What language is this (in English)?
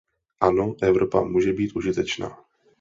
Czech